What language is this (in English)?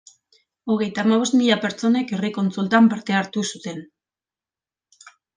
Basque